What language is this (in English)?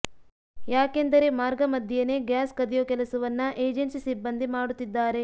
Kannada